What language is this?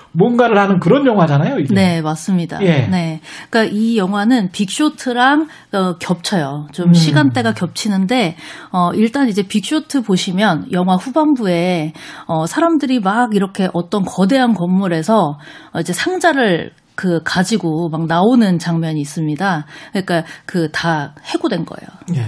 Korean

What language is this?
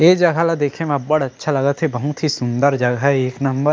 Chhattisgarhi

